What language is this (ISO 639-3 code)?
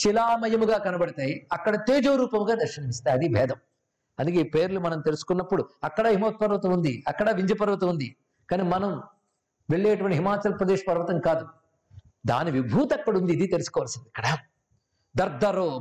tel